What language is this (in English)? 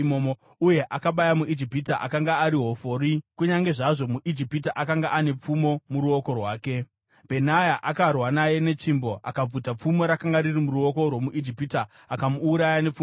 Shona